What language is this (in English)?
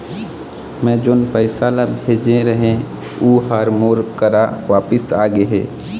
Chhattisgarhi